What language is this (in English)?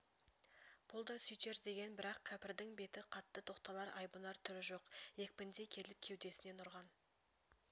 Kazakh